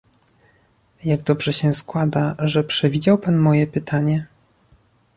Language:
Polish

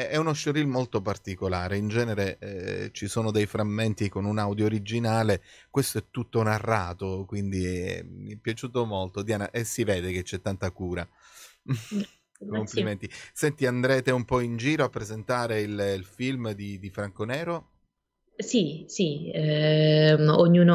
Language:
Italian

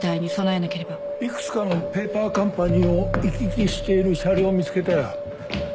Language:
Japanese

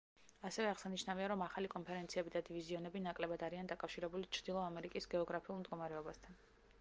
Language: Georgian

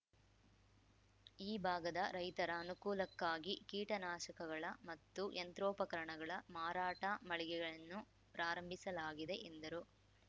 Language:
Kannada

